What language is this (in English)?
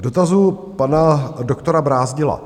Czech